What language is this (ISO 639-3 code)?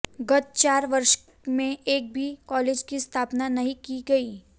hin